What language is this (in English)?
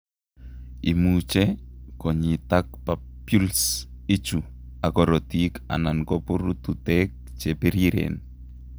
Kalenjin